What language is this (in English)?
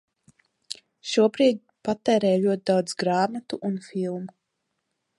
Latvian